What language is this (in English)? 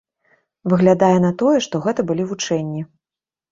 Belarusian